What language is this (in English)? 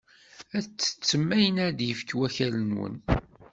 Kabyle